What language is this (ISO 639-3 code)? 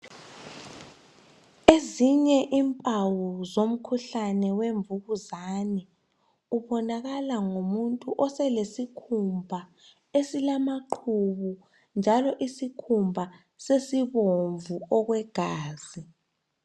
nde